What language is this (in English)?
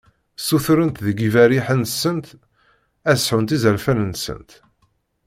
Kabyle